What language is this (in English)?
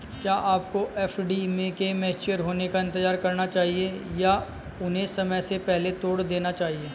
Hindi